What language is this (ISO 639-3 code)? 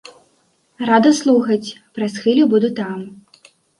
bel